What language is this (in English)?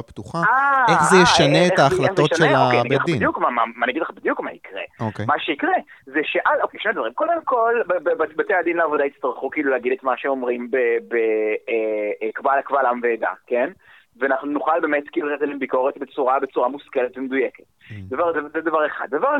Hebrew